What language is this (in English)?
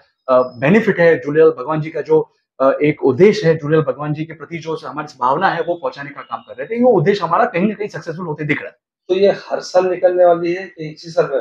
Hindi